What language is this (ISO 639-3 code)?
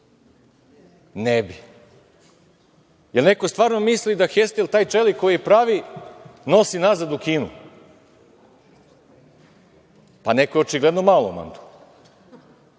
srp